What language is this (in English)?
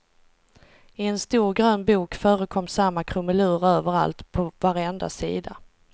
Swedish